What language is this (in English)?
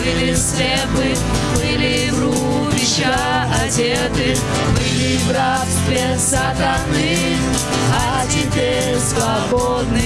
Russian